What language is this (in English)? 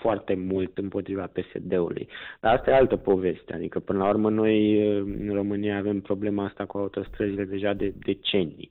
Romanian